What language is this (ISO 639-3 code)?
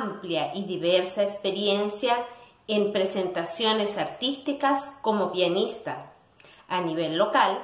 spa